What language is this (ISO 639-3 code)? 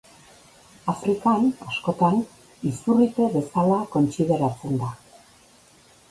eus